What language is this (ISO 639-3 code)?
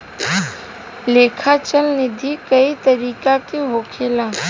bho